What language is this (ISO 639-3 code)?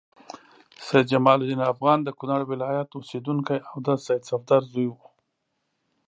pus